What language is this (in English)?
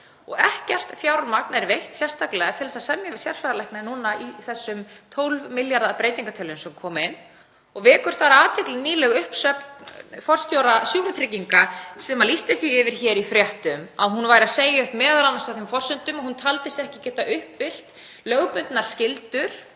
Icelandic